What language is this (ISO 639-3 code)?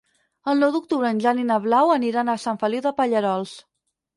cat